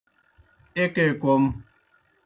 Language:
Kohistani Shina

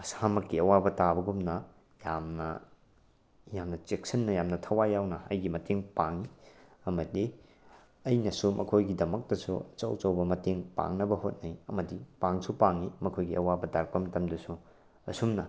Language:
Manipuri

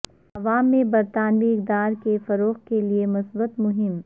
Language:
Urdu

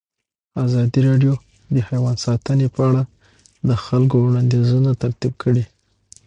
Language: Pashto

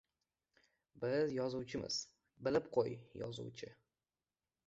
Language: Uzbek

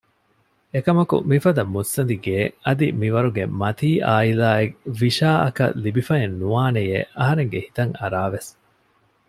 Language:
Divehi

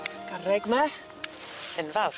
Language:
Welsh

